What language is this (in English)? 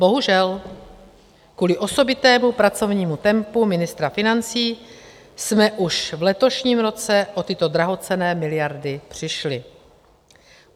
Czech